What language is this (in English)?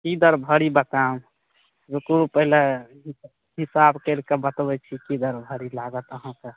Maithili